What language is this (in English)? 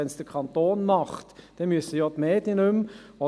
Swiss German